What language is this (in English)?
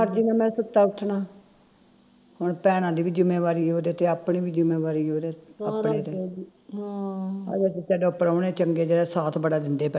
Punjabi